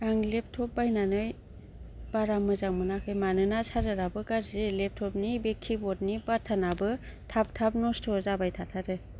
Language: Bodo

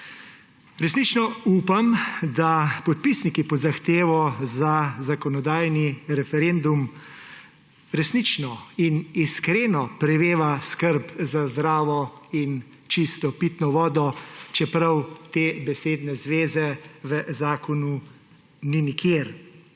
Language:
Slovenian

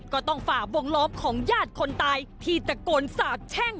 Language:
Thai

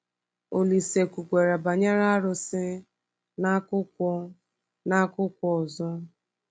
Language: Igbo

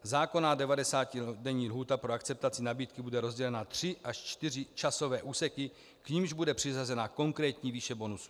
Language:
Czech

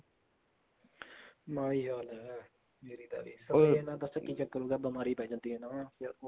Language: Punjabi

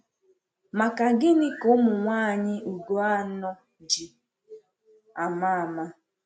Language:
Igbo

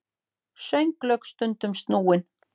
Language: Icelandic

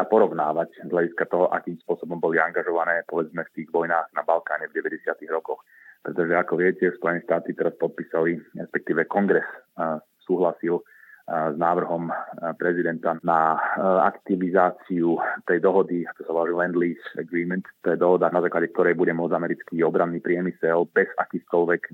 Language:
Slovak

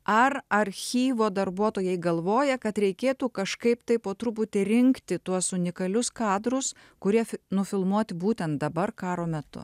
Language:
Lithuanian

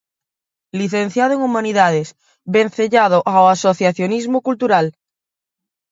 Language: Galician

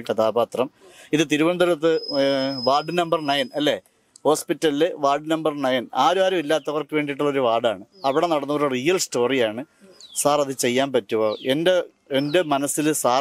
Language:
Malayalam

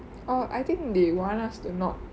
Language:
English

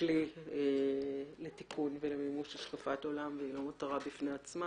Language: Hebrew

